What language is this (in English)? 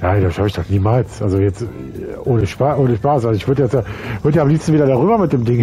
German